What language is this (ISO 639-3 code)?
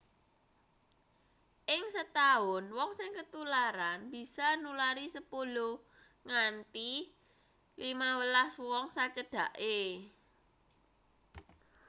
jav